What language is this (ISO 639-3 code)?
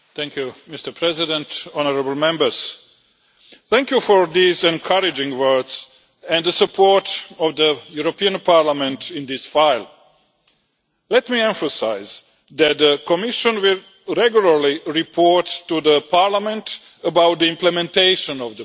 eng